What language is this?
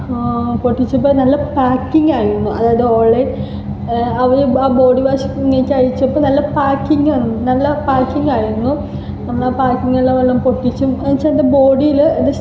Malayalam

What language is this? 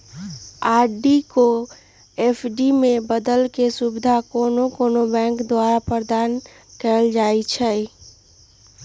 Magahi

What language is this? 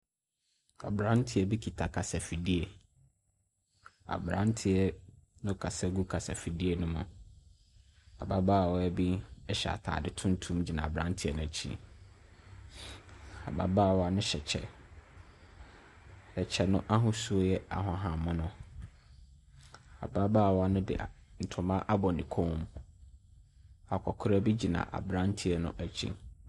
Akan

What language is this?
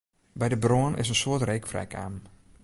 Western Frisian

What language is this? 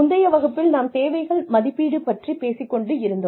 Tamil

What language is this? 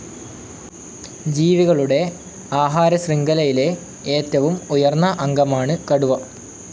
Malayalam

